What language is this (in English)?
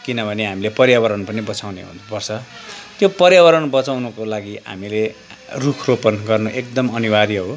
Nepali